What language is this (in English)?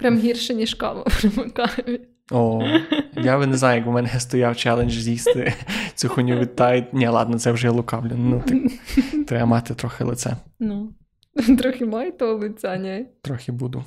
Ukrainian